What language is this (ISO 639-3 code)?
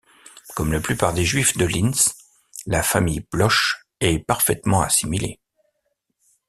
fra